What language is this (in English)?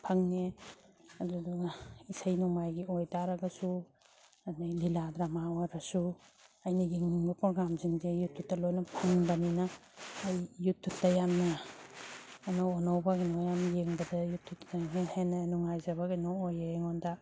Manipuri